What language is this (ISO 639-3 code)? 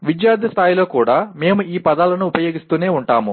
tel